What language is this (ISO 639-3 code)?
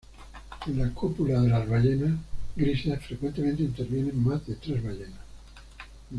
spa